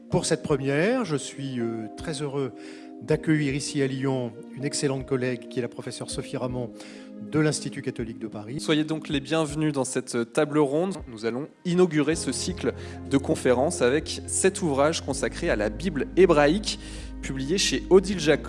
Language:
French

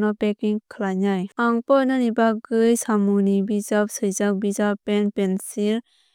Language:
Kok Borok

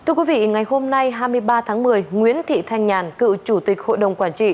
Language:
Vietnamese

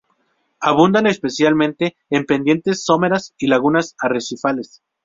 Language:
Spanish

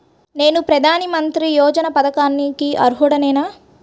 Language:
Telugu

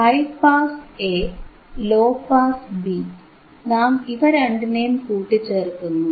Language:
Malayalam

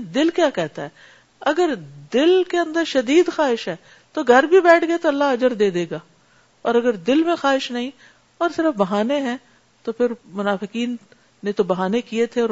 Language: Urdu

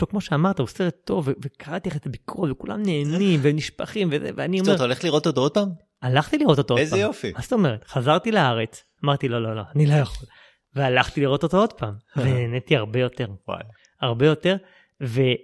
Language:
Hebrew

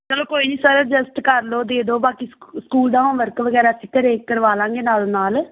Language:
Punjabi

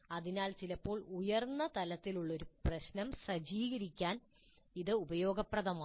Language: Malayalam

